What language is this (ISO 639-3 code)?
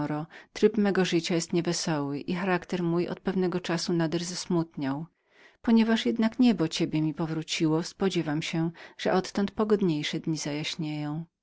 pol